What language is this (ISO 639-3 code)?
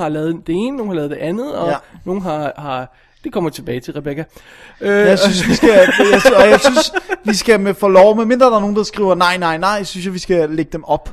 dan